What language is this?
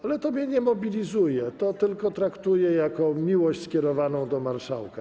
Polish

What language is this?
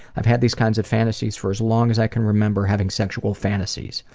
English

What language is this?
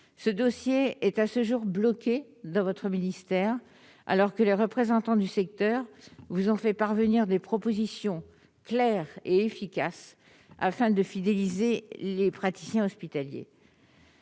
French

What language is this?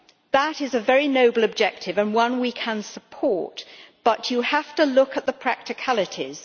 English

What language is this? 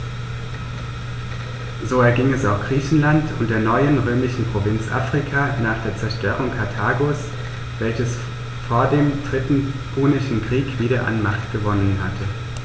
German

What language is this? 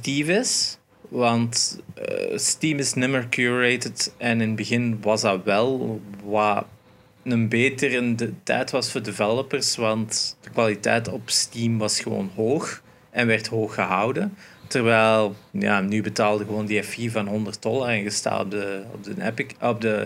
Dutch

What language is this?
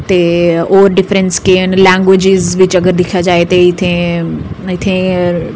Dogri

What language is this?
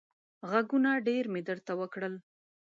Pashto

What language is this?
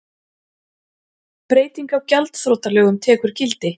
Icelandic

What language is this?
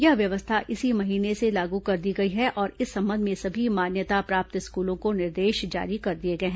Hindi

